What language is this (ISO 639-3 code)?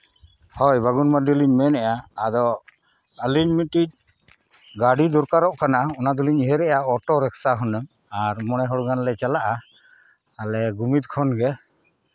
sat